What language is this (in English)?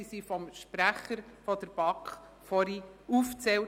Swiss German